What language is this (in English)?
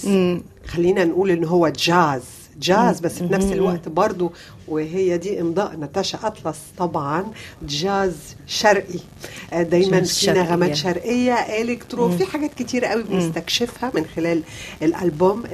Arabic